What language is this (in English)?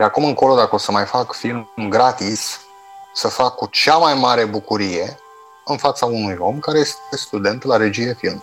Romanian